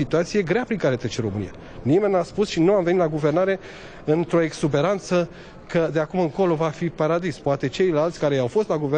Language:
Romanian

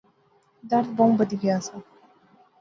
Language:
Pahari-Potwari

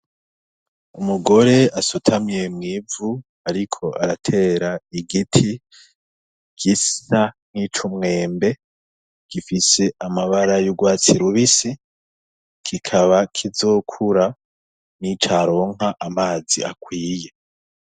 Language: Rundi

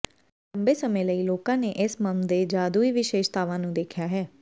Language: Punjabi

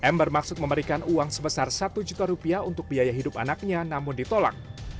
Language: Indonesian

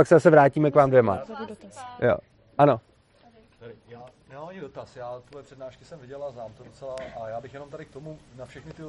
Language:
Czech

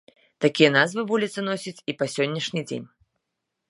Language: Belarusian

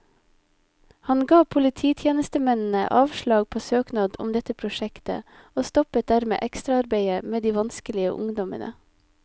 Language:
Norwegian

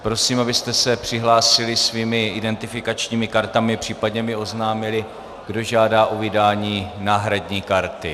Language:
Czech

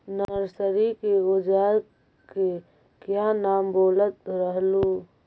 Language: Magahi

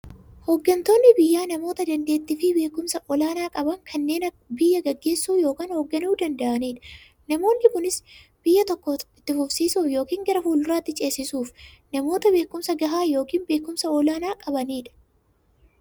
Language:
Oromo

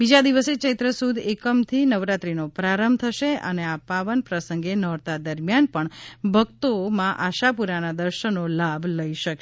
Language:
Gujarati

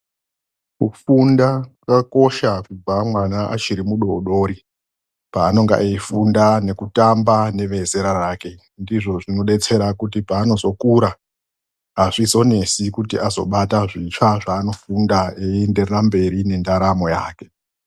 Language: Ndau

